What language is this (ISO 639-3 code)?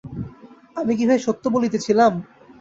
ben